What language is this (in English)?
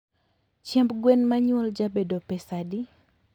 Luo (Kenya and Tanzania)